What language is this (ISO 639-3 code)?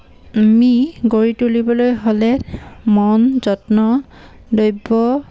asm